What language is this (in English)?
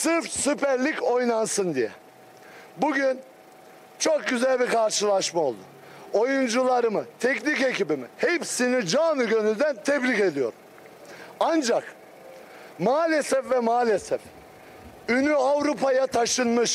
Turkish